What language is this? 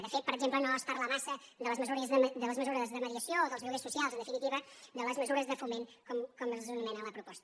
Catalan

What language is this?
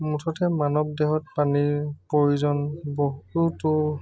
Assamese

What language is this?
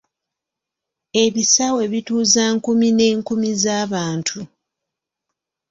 Ganda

